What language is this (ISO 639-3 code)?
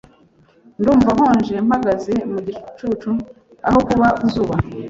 kin